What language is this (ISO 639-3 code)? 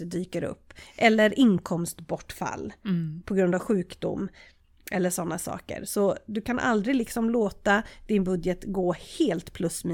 swe